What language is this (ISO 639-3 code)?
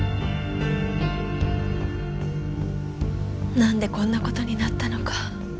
jpn